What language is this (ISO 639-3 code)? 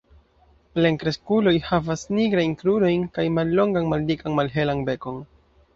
epo